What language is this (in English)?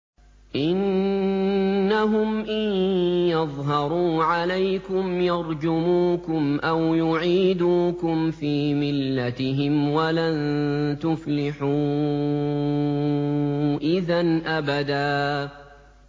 Arabic